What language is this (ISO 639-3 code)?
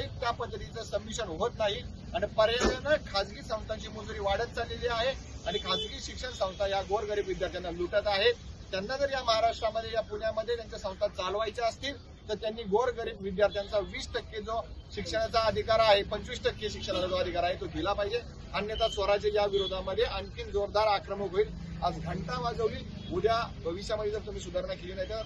mar